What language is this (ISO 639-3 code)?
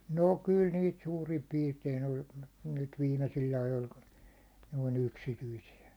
fin